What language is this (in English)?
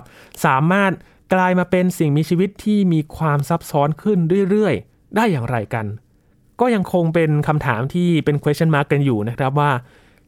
Thai